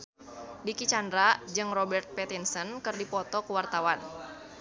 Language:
Sundanese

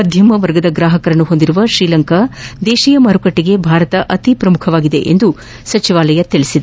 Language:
Kannada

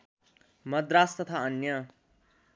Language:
Nepali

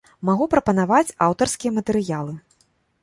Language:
Belarusian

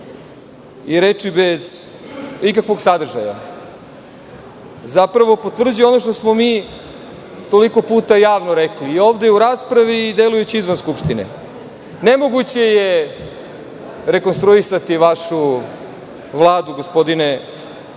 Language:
Serbian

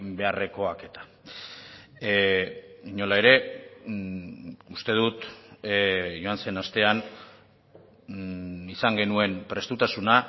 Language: Basque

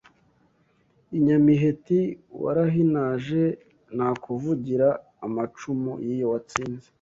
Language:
Kinyarwanda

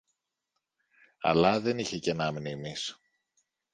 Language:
Greek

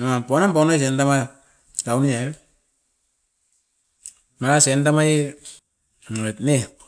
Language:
Askopan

